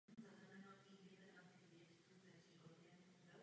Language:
Czech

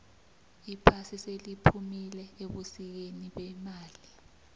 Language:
South Ndebele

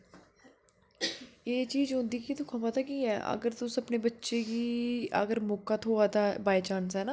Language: Dogri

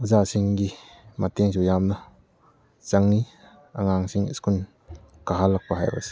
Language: Manipuri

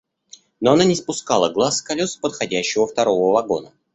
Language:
Russian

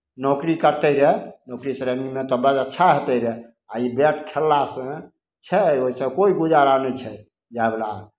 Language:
Maithili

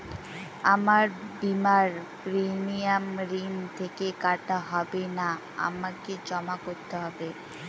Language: Bangla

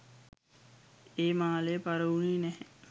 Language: Sinhala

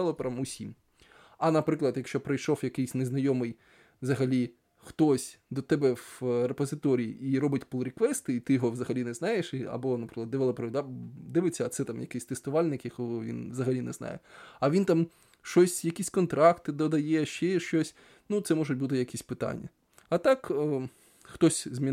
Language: Ukrainian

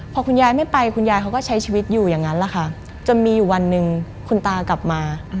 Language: Thai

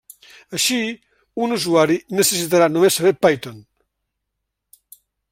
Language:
Catalan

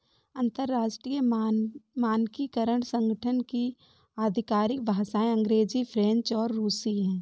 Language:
Hindi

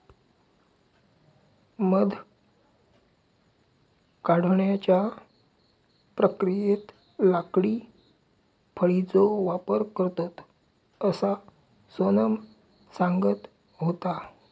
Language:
Marathi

